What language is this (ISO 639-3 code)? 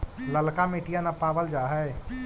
mag